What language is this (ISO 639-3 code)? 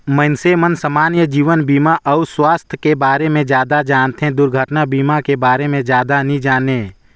hne